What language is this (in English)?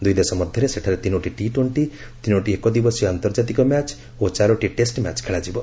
Odia